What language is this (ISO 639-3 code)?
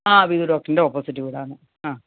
mal